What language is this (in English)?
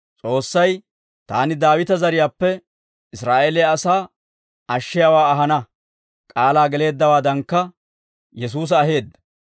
Dawro